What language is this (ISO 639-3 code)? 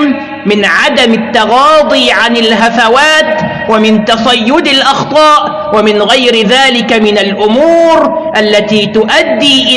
ara